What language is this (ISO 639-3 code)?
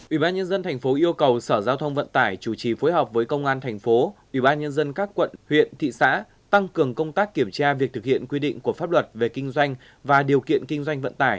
vie